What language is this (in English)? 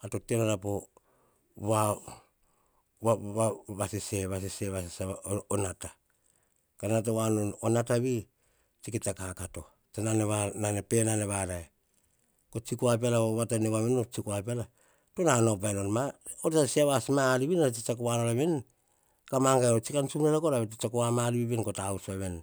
Hahon